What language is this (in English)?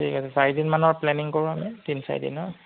Assamese